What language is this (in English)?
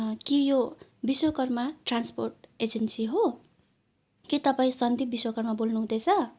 Nepali